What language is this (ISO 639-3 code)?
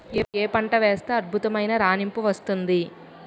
tel